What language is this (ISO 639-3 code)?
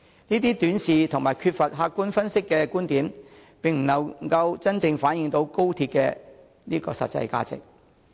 yue